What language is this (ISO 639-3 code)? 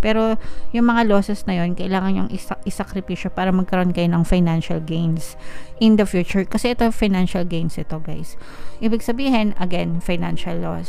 fil